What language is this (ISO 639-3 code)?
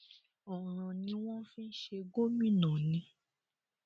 yor